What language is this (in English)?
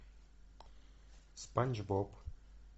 Russian